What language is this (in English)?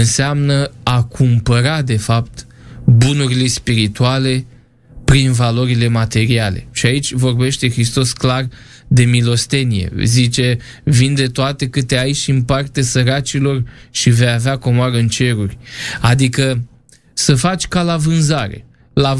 Romanian